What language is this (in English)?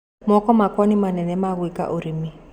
Kikuyu